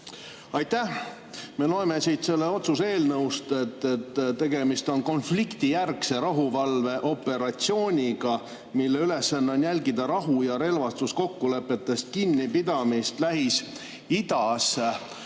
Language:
Estonian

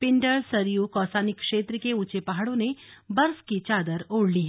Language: Hindi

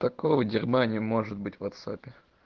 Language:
Russian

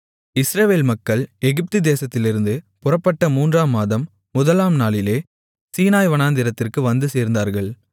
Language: Tamil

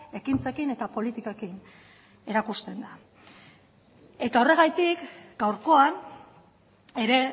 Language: Basque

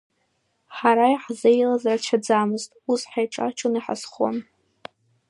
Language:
Abkhazian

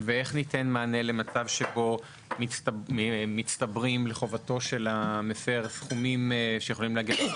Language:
Hebrew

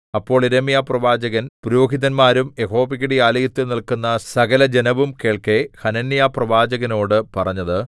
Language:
Malayalam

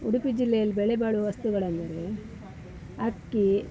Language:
Kannada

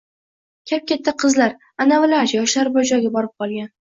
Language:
Uzbek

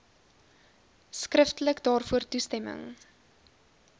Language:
Afrikaans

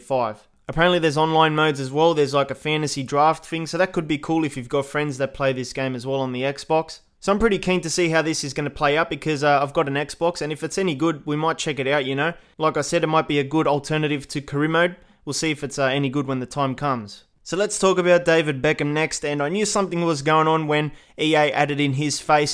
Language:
English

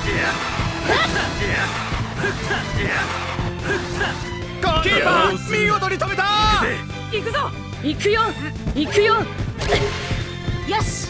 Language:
Japanese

